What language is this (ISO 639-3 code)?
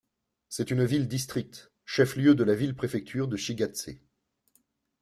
fra